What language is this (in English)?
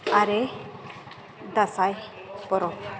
Santali